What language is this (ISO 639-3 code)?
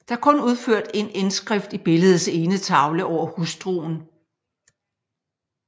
dan